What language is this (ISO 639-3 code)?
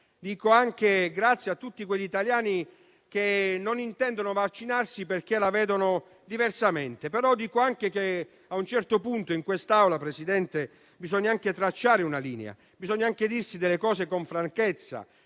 ita